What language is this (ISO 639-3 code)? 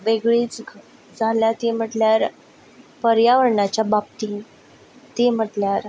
kok